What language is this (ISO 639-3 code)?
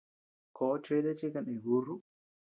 cux